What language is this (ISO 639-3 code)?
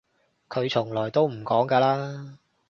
yue